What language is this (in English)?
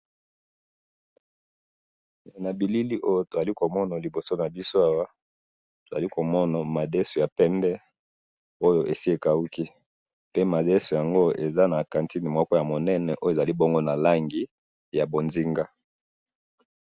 Lingala